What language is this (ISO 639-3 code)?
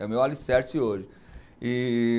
por